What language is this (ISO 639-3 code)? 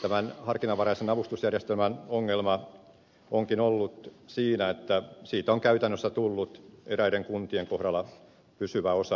fin